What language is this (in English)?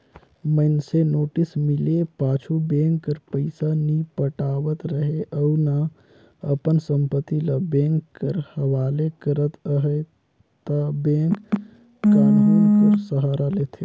Chhattisgarhi